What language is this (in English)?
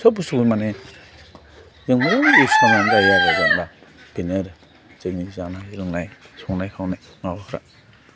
Bodo